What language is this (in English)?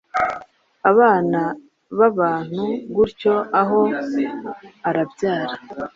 Kinyarwanda